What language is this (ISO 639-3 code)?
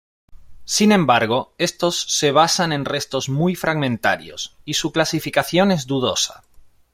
spa